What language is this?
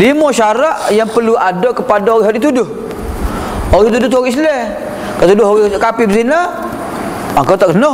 Malay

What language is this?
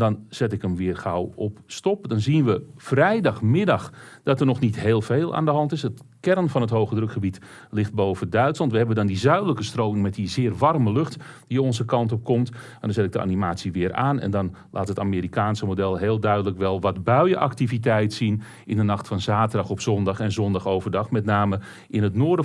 Dutch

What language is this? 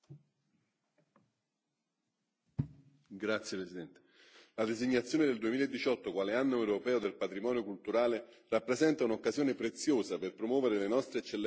Italian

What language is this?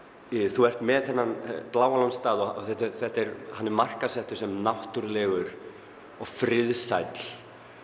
Icelandic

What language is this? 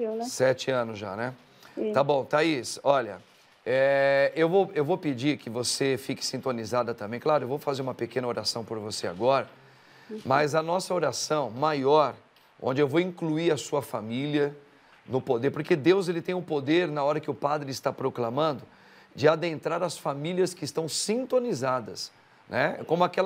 Portuguese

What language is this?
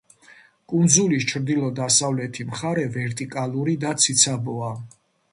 Georgian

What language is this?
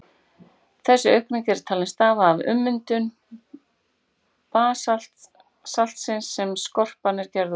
Icelandic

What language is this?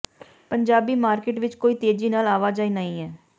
Punjabi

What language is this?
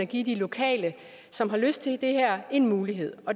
Danish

